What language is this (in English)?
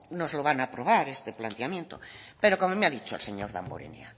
Spanish